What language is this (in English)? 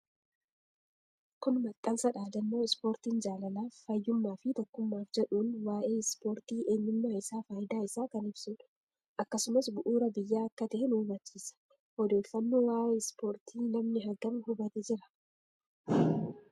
Oromo